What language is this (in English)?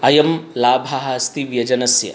Sanskrit